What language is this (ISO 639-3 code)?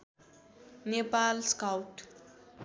nep